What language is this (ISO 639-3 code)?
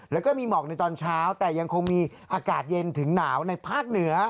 tha